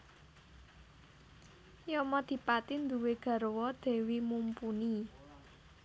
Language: Javanese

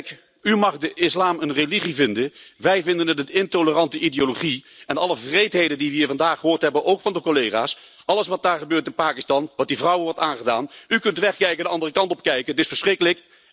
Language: Dutch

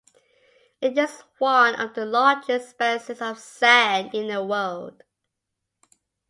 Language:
English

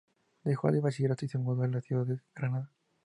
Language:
Spanish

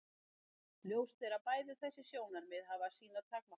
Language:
Icelandic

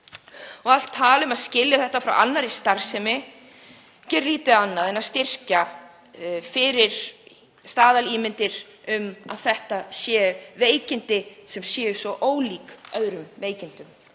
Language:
Icelandic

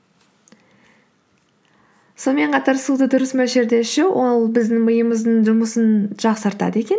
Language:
Kazakh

